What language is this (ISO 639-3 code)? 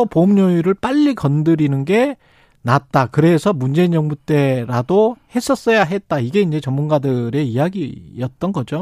kor